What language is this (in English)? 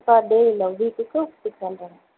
Tamil